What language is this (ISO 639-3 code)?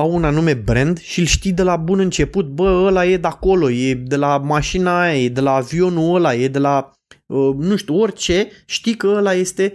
ron